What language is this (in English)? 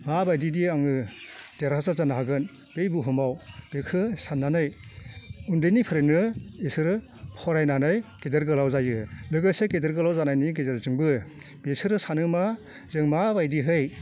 Bodo